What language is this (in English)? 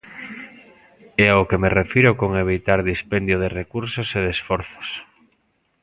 Galician